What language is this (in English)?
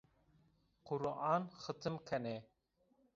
Zaza